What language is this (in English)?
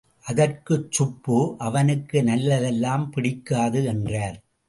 Tamil